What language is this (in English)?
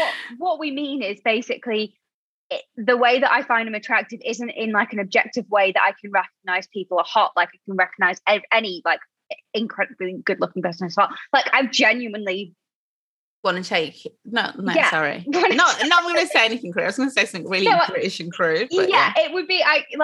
English